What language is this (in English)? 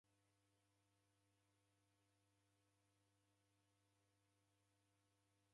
Taita